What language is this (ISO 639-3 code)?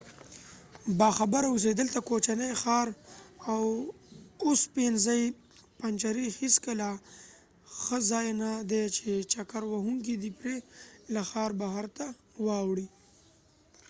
pus